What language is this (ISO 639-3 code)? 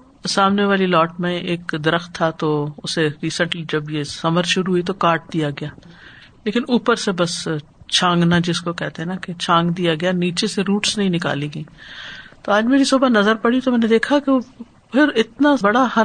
urd